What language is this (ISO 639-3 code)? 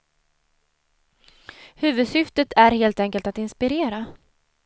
swe